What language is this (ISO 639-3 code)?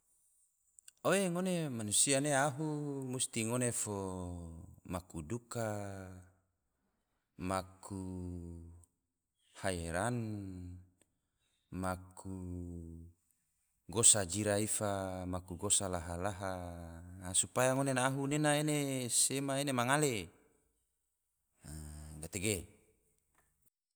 tvo